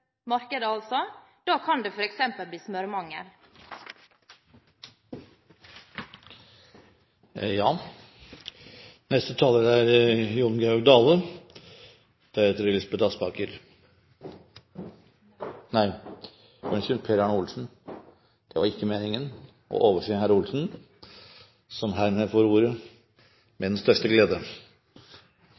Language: Norwegian Bokmål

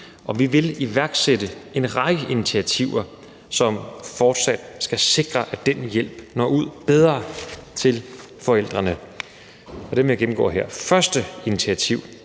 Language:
Danish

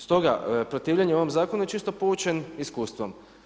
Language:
Croatian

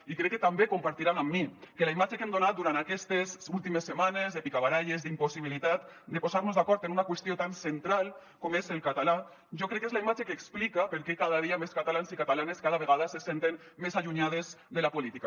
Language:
Catalan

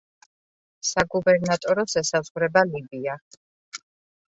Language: Georgian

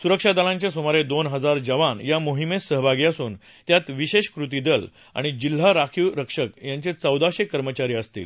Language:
Marathi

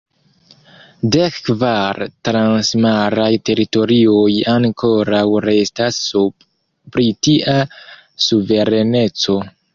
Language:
Esperanto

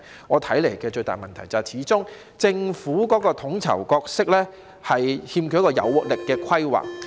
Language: Cantonese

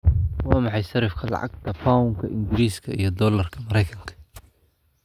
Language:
Somali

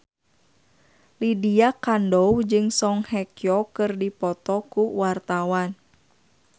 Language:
Sundanese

